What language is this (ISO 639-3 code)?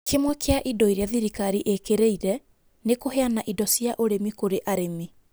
kik